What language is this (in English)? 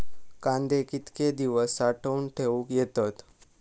Marathi